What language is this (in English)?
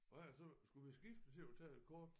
Danish